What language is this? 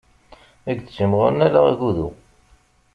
Kabyle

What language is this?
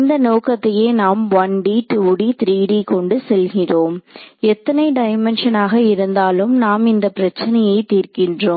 Tamil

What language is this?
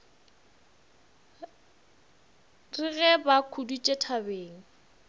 Northern Sotho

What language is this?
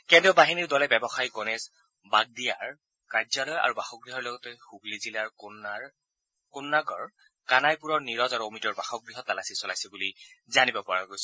Assamese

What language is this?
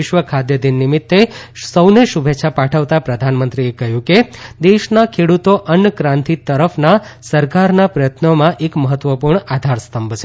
Gujarati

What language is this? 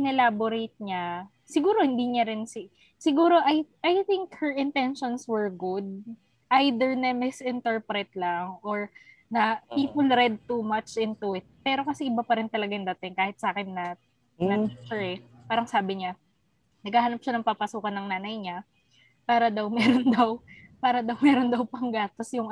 Filipino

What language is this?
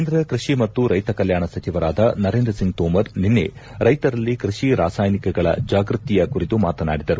Kannada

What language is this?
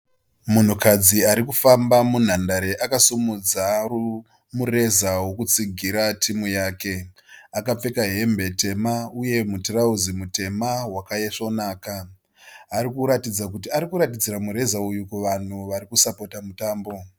Shona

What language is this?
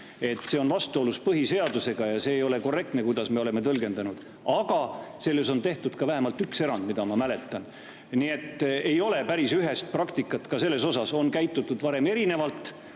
Estonian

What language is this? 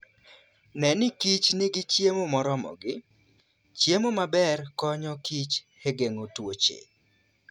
Luo (Kenya and Tanzania)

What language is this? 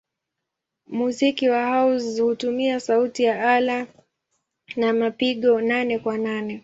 Swahili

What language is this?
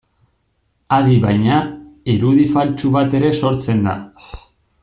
Basque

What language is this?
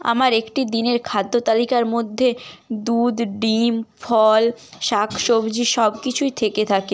Bangla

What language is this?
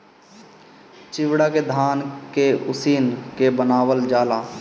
Bhojpuri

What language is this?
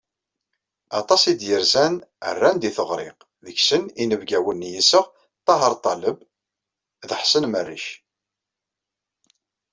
Kabyle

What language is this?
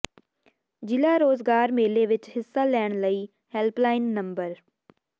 Punjabi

